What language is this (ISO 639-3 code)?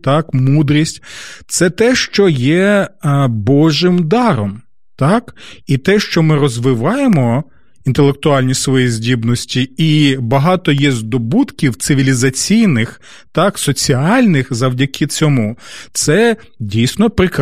ukr